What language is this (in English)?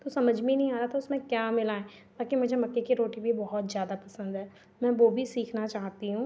Hindi